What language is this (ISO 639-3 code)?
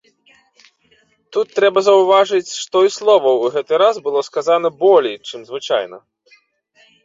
bel